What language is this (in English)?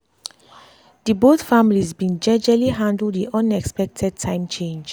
Nigerian Pidgin